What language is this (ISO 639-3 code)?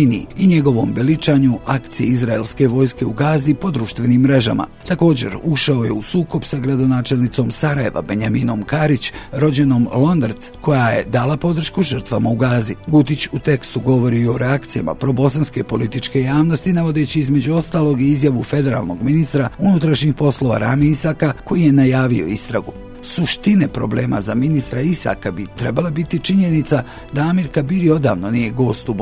hrv